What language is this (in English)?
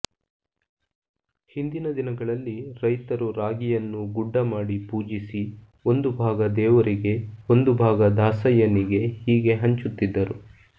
Kannada